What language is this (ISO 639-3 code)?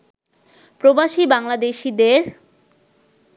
ben